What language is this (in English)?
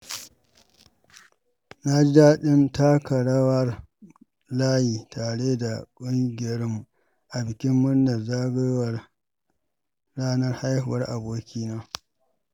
Hausa